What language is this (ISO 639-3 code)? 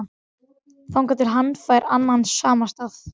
isl